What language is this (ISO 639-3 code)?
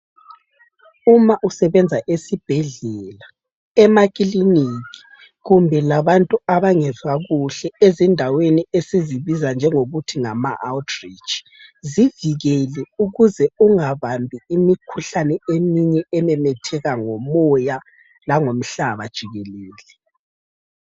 nde